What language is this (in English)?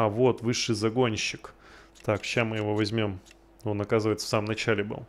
Russian